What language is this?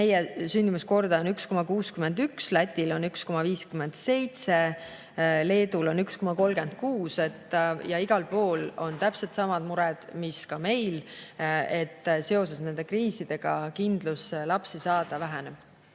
Estonian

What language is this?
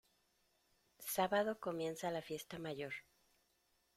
Spanish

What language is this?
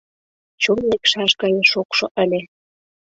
Mari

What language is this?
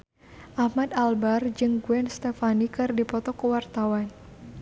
Sundanese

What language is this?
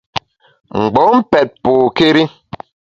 Bamun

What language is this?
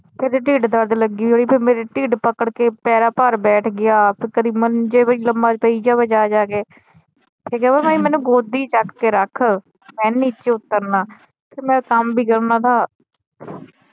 Punjabi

